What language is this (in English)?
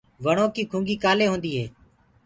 Gurgula